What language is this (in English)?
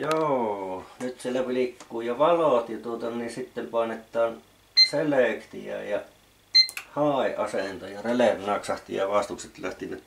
Finnish